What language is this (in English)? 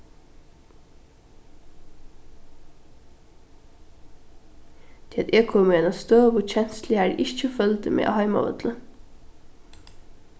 Faroese